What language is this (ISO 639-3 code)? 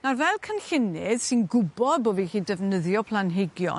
cym